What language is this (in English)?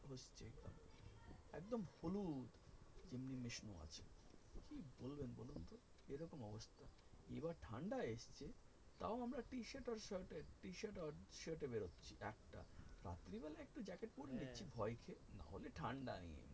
Bangla